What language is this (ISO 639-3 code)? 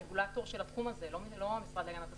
heb